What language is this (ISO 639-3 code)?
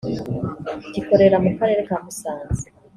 kin